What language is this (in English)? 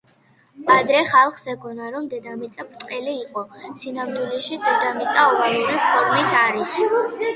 Georgian